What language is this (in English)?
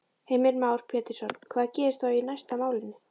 Icelandic